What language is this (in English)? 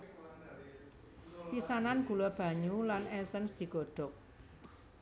Javanese